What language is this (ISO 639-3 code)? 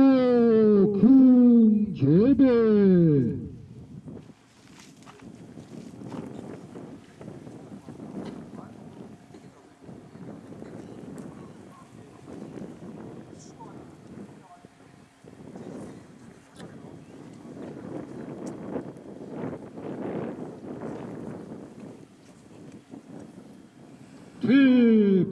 kor